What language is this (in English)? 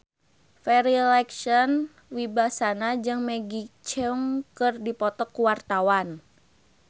Sundanese